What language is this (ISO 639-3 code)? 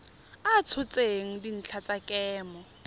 tsn